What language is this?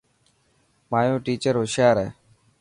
Dhatki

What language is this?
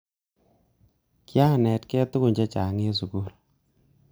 Kalenjin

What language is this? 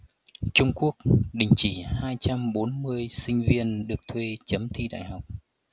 Vietnamese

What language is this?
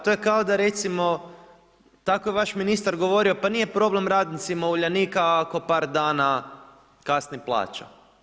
Croatian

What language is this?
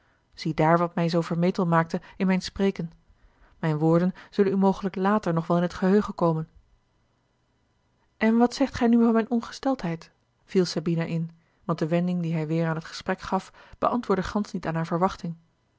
Dutch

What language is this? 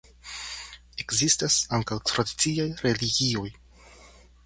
Esperanto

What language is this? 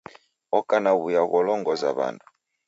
Taita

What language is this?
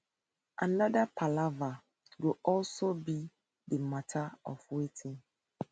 Nigerian Pidgin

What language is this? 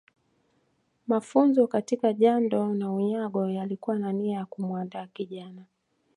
Swahili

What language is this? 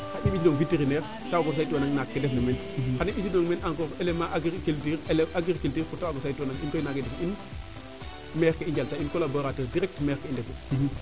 Serer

